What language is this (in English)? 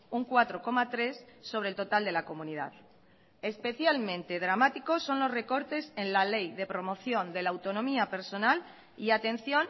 Spanish